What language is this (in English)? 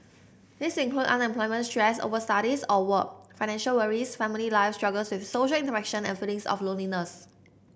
English